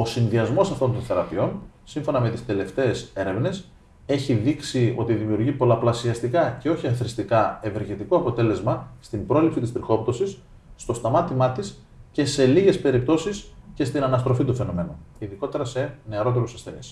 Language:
Greek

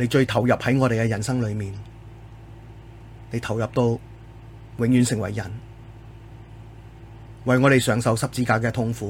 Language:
Chinese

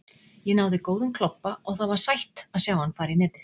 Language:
Icelandic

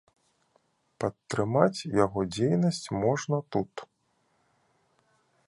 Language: Belarusian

